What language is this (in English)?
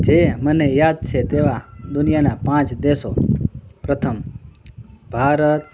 Gujarati